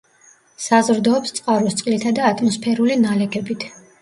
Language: Georgian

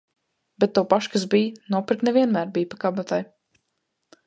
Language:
Latvian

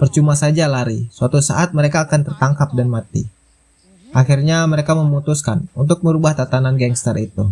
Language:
Indonesian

